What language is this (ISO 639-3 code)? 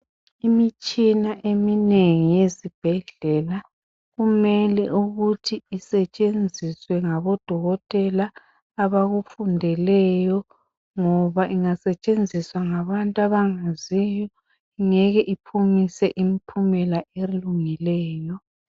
nde